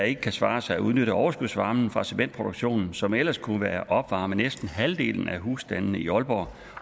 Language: Danish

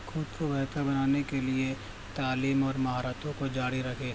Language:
Urdu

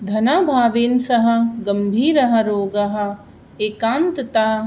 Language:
Sanskrit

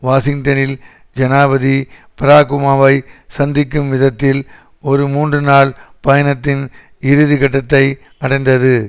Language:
Tamil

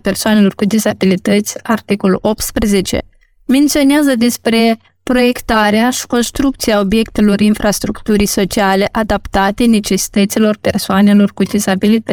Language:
Romanian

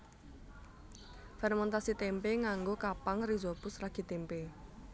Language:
Javanese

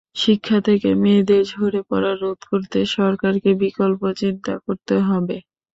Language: Bangla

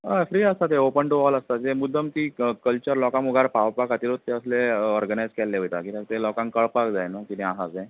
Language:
Konkani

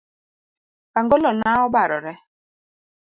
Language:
Luo (Kenya and Tanzania)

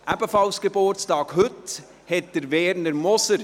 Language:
Swiss German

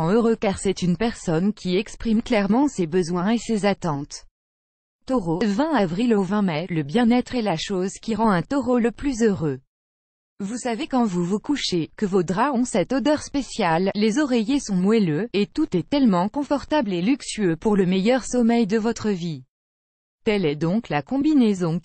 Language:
French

